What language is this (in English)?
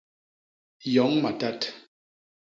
Basaa